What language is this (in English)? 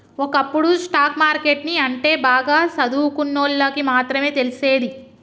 Telugu